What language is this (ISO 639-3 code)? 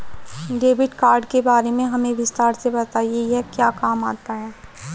hin